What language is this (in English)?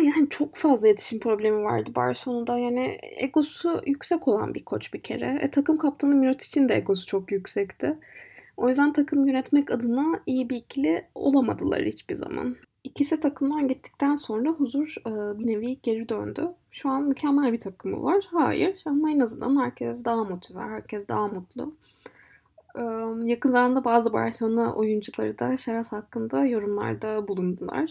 Turkish